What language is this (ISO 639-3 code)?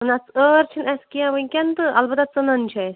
kas